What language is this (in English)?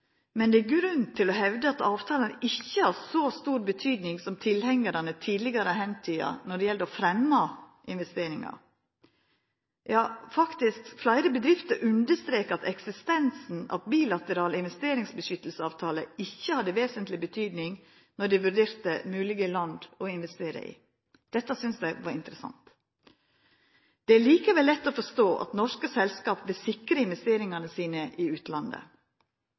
Norwegian Nynorsk